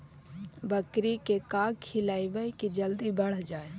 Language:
Magahi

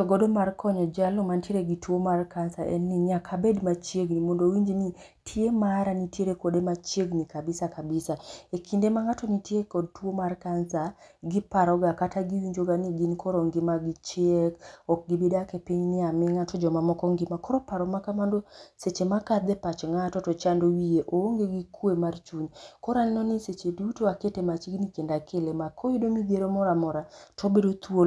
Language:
Luo (Kenya and Tanzania)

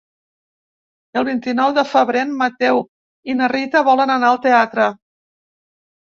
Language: Catalan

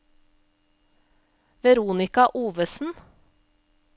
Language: Norwegian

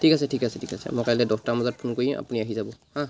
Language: Assamese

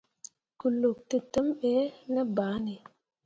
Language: Mundang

